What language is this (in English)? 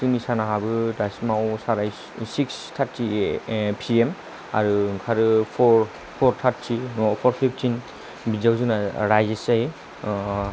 Bodo